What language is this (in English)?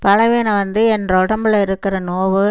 Tamil